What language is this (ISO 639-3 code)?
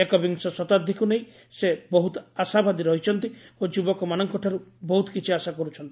ori